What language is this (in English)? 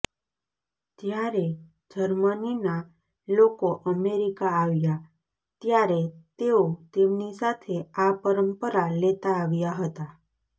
Gujarati